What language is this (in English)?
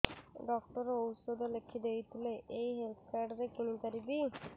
Odia